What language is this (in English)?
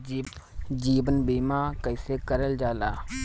Bhojpuri